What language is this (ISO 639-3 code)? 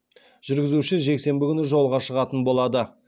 kaz